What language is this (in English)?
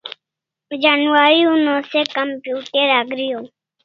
Kalasha